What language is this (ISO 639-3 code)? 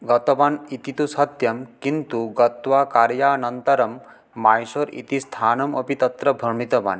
san